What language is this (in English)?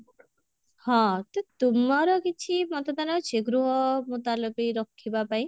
Odia